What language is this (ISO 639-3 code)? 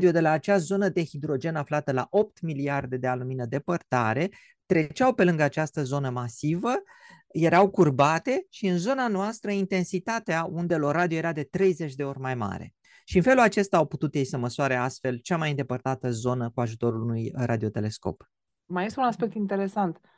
ron